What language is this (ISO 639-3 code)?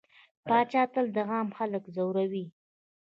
pus